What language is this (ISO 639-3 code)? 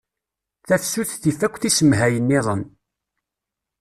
kab